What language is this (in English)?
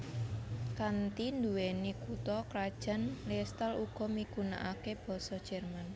Javanese